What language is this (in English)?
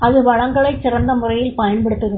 Tamil